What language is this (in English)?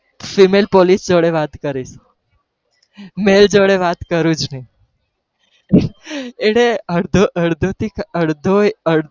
Gujarati